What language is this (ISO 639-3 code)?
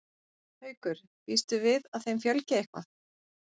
isl